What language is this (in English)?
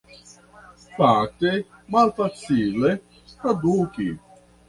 Esperanto